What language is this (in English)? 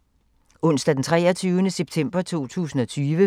Danish